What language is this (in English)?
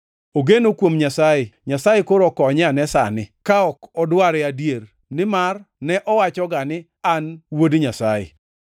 Luo (Kenya and Tanzania)